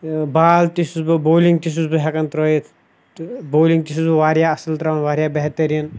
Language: Kashmiri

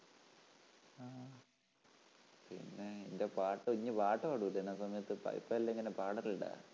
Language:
Malayalam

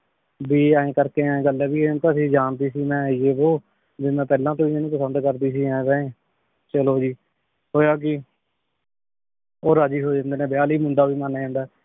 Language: Punjabi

